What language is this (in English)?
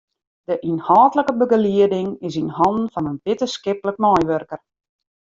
Western Frisian